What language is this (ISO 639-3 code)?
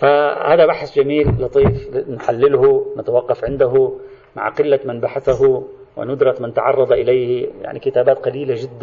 ara